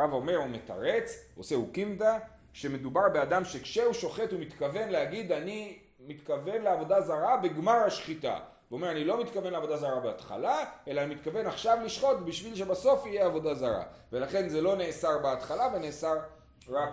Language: Hebrew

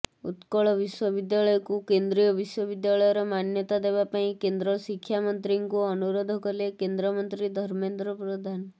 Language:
Odia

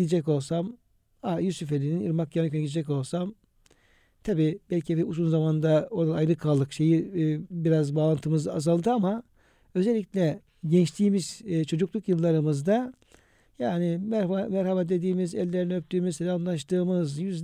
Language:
Turkish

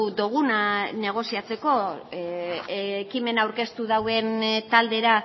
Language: Basque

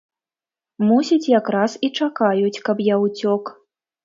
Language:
Belarusian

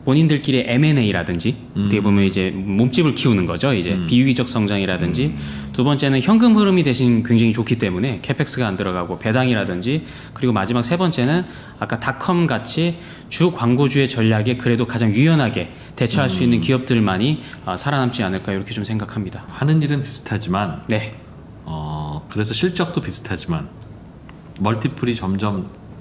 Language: Korean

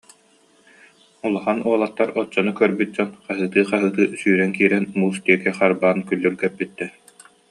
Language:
Yakut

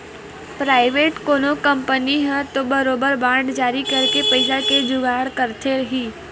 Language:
Chhattisgarhi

